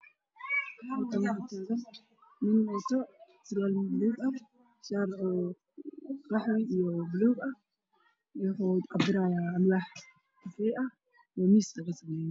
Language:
Somali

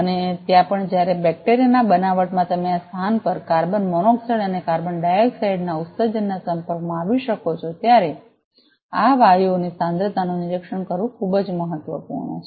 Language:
Gujarati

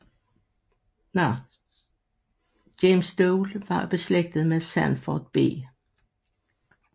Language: Danish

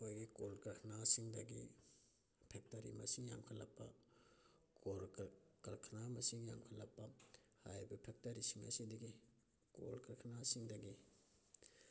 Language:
Manipuri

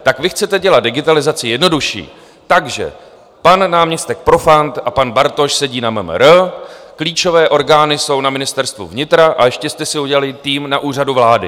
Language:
Czech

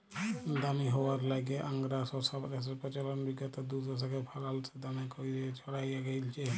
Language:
Bangla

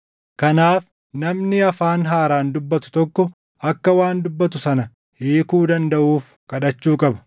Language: Oromo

